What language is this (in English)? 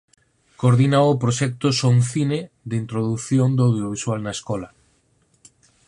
Galician